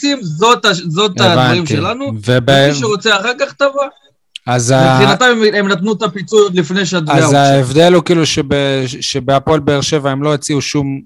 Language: Hebrew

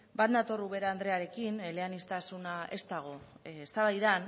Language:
Basque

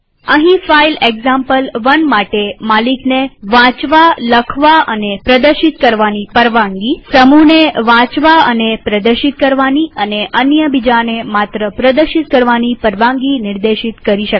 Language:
Gujarati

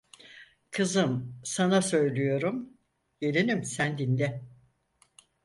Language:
Turkish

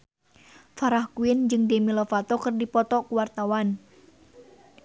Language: Sundanese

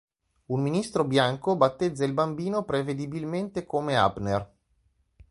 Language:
Italian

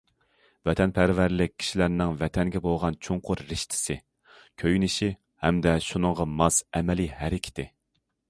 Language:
Uyghur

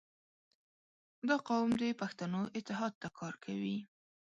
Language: Pashto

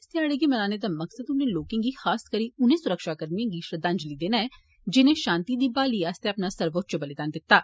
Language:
Dogri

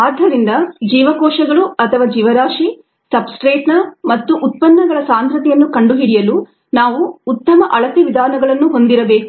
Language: Kannada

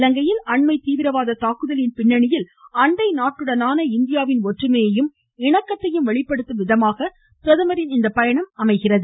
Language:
Tamil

